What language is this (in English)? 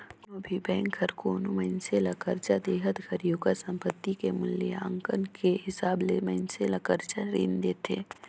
Chhattisgarhi